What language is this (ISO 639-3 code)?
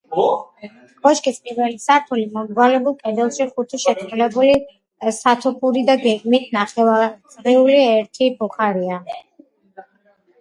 kat